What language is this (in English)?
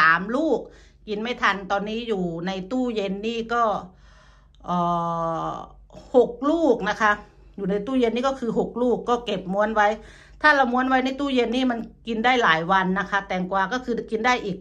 Thai